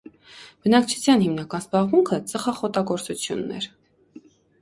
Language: Armenian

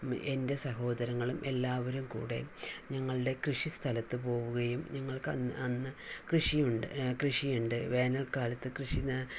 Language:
Malayalam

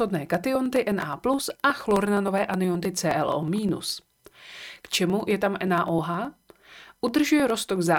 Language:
Czech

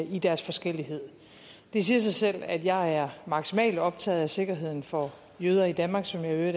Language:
Danish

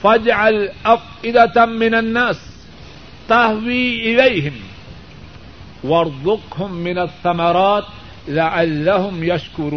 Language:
Urdu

